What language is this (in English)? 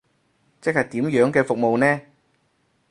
Cantonese